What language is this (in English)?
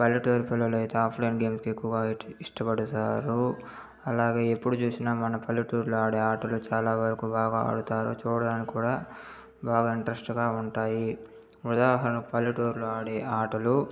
Telugu